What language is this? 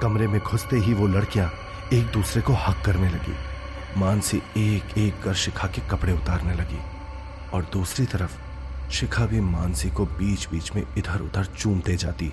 Hindi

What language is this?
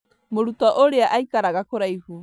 Kikuyu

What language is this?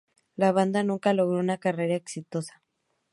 Spanish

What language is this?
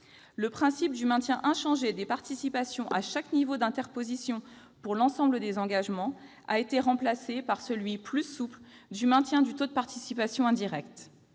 French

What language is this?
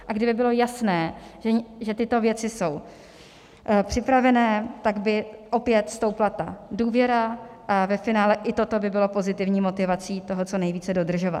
Czech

